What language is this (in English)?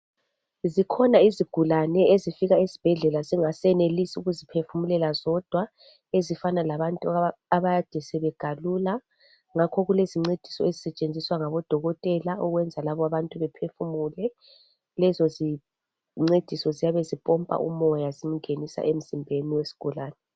North Ndebele